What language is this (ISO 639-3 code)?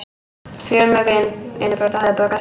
isl